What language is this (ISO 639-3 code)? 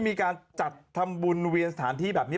tha